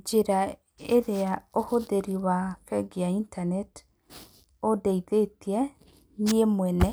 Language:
Kikuyu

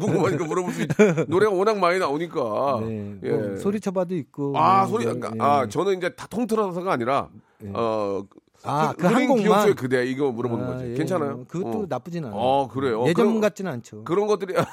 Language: Korean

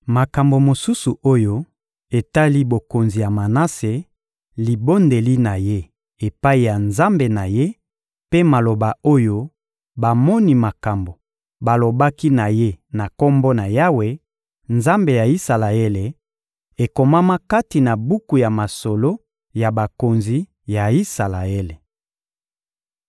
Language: Lingala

